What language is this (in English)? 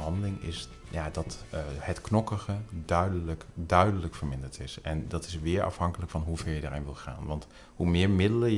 Dutch